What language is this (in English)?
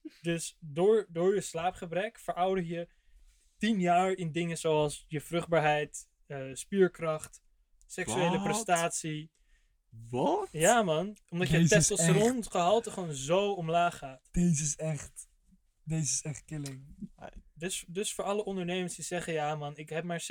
Dutch